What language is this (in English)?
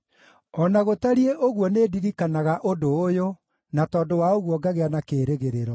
Kikuyu